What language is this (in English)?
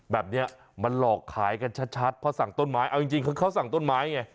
Thai